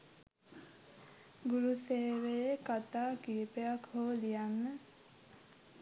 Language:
Sinhala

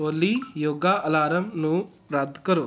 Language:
Punjabi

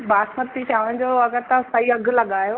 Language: Sindhi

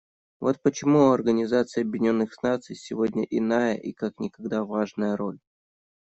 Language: Russian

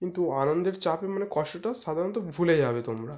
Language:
Bangla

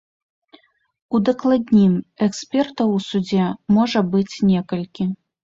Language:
Belarusian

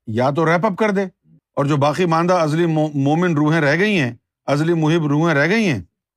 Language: Urdu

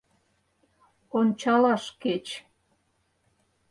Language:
Mari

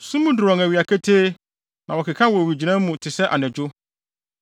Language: Akan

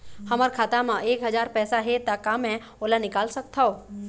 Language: Chhattisgarhi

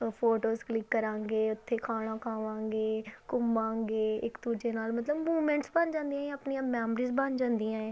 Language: Punjabi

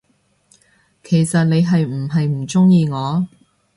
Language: Cantonese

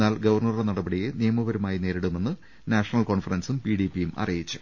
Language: Malayalam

